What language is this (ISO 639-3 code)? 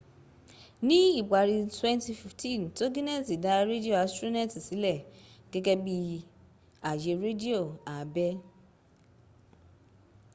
yor